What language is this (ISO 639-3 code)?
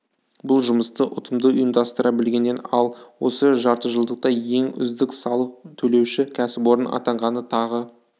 kaz